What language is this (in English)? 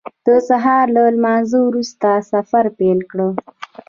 Pashto